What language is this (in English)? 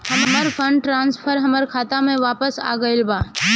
Bhojpuri